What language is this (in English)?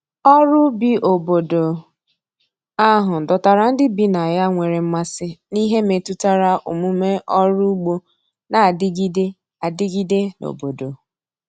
Igbo